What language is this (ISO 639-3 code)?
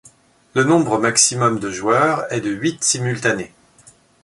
fra